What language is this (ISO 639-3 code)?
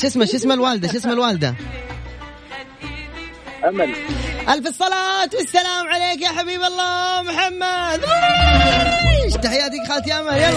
ara